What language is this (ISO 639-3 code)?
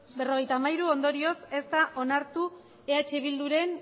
eus